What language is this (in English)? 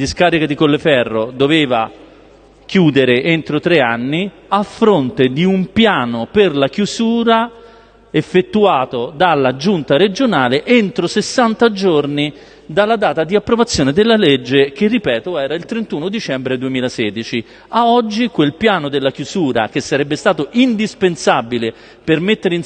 Italian